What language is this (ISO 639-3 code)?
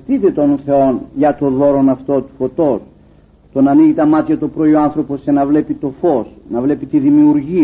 ell